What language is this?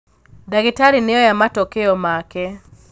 Kikuyu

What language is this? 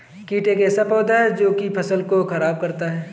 Hindi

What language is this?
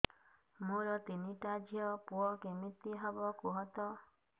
Odia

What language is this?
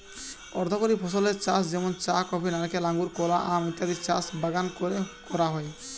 Bangla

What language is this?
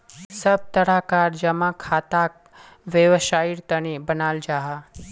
Magahi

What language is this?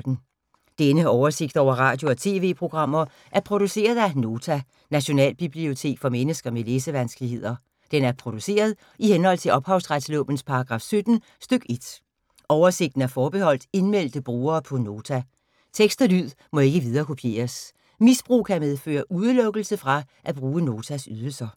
Danish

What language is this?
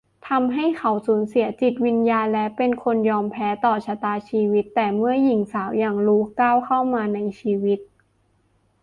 Thai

